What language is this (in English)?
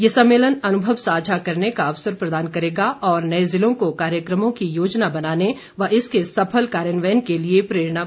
Hindi